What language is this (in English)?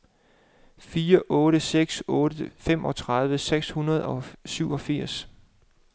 Danish